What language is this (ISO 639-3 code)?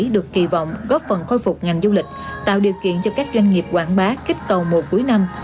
vie